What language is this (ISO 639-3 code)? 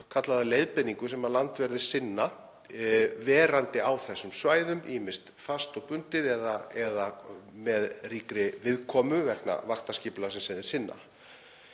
isl